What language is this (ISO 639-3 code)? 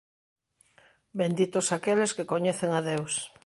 glg